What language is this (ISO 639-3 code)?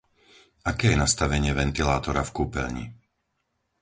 slk